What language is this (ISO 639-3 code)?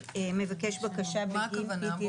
heb